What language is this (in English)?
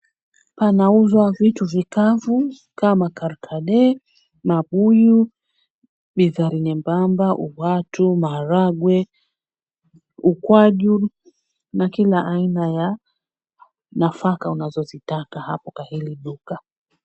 Swahili